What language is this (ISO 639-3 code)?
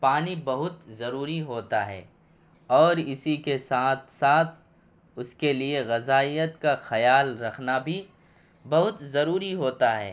urd